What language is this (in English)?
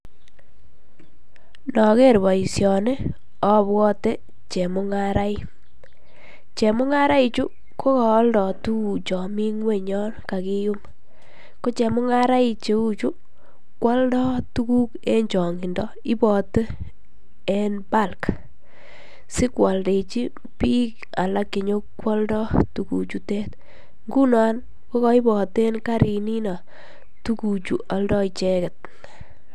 Kalenjin